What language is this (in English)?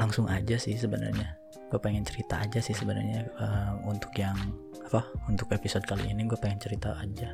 Indonesian